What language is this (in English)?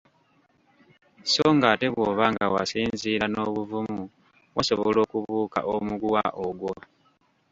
Ganda